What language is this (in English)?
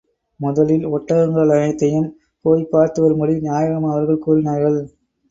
Tamil